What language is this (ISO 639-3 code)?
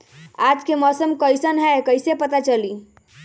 mag